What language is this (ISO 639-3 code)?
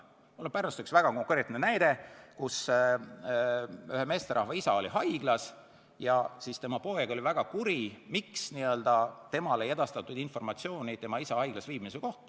est